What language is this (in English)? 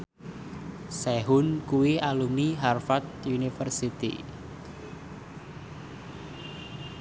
Javanese